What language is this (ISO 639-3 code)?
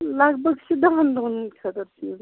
kas